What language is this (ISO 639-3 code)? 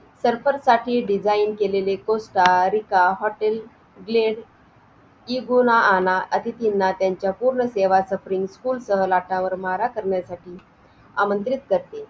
mar